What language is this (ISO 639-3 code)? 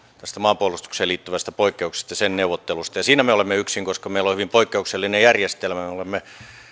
fin